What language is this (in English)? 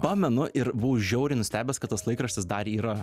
Lithuanian